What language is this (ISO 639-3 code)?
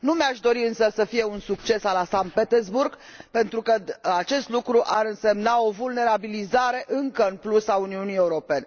ron